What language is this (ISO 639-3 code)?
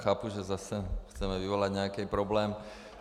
ces